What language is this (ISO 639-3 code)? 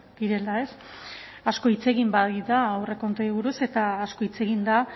eus